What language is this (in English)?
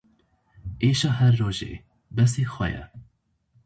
Kurdish